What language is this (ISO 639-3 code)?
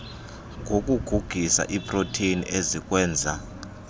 xho